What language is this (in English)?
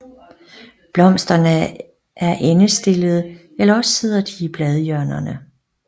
Danish